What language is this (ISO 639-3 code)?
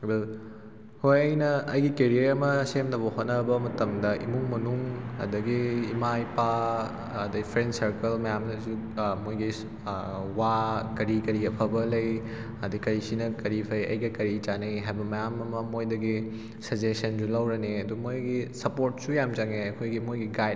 mni